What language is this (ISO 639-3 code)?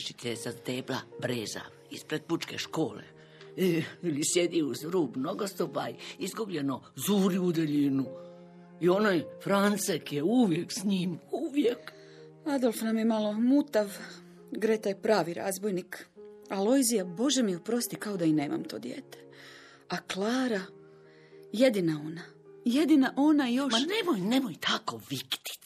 hrv